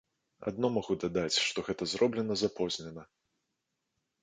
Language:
Belarusian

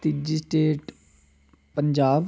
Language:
Dogri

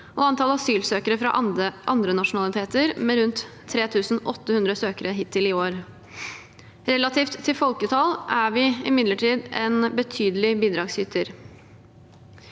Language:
Norwegian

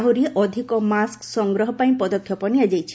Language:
Odia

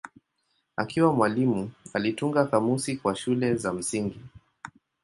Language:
Swahili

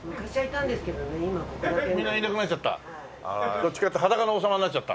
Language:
Japanese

